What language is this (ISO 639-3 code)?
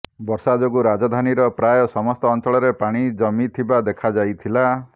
ori